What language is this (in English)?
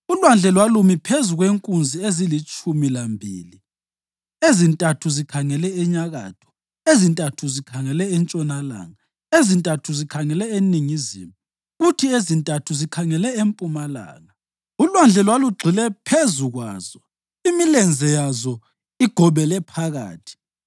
North Ndebele